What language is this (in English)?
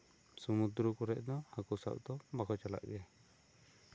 Santali